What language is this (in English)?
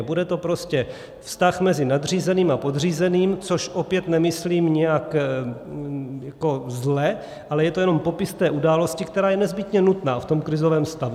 Czech